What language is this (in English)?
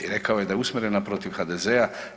Croatian